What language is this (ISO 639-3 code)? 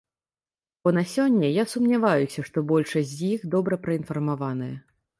bel